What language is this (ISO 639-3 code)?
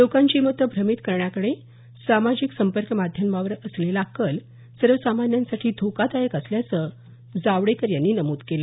mar